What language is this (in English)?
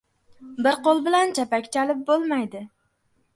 Uzbek